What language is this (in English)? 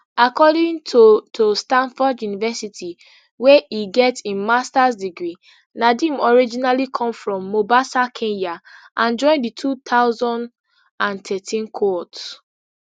Nigerian Pidgin